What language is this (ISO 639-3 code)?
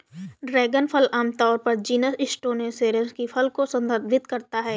hin